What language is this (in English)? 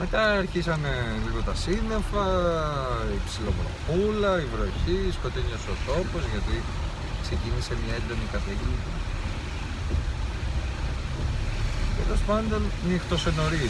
Greek